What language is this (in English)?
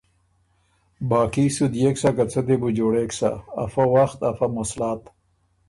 Ormuri